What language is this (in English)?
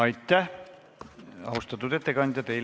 Estonian